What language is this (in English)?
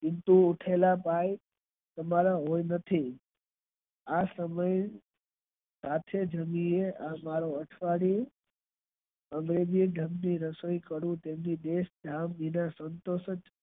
Gujarati